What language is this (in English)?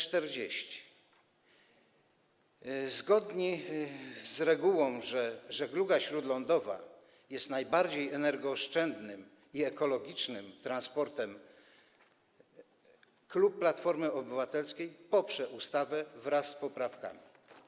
Polish